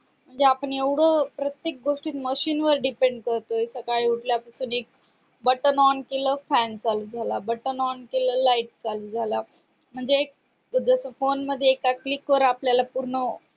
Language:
Marathi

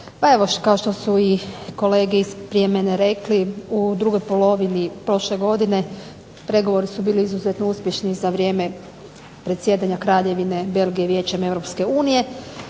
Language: Croatian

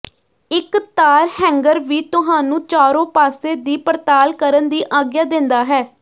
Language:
Punjabi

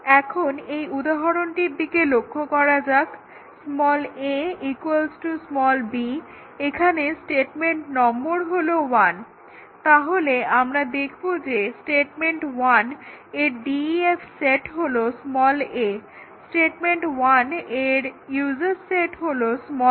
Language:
Bangla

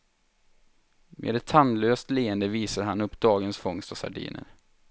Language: Swedish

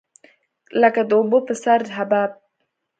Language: Pashto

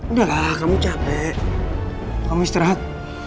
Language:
Indonesian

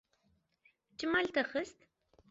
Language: Kurdish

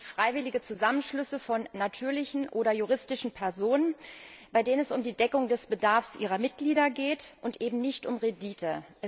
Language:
German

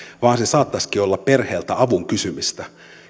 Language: Finnish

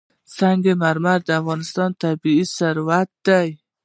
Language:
Pashto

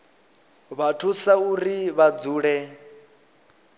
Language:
Venda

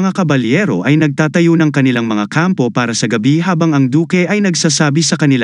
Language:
Filipino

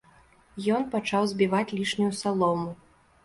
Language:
Belarusian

